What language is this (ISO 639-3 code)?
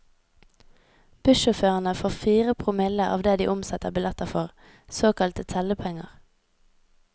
nor